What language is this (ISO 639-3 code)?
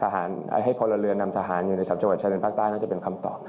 tha